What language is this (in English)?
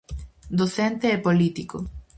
Galician